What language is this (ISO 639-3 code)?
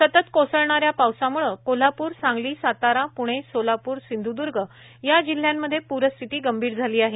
mar